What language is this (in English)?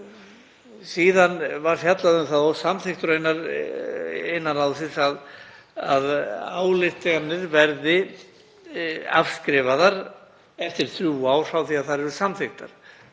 Icelandic